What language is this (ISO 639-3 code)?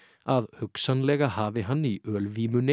isl